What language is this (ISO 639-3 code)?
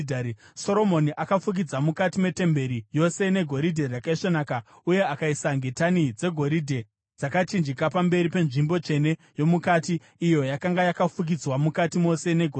sna